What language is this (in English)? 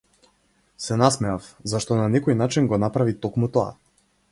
Macedonian